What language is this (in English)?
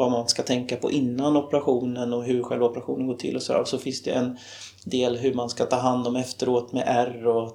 Swedish